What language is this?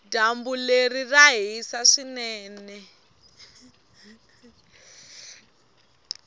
Tsonga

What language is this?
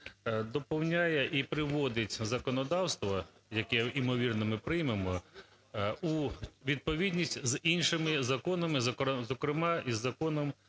Ukrainian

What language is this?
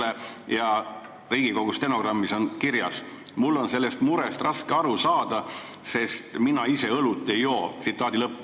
Estonian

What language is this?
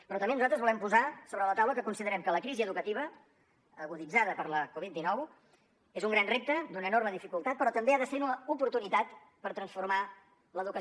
Catalan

